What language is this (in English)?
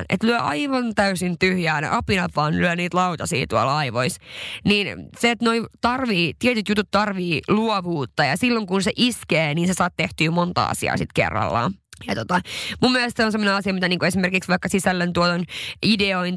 Finnish